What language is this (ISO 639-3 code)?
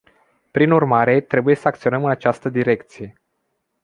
ron